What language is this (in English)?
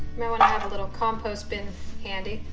English